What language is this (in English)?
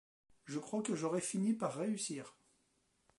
French